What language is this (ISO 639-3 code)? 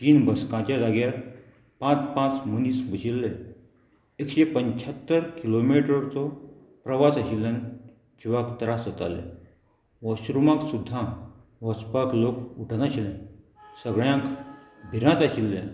kok